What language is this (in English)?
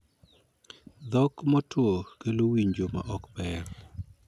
Luo (Kenya and Tanzania)